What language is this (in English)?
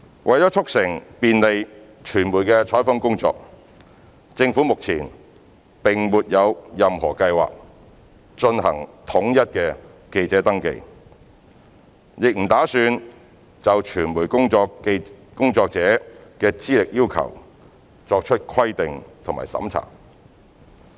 Cantonese